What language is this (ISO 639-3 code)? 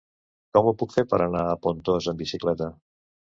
cat